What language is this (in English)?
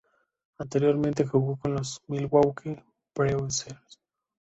Spanish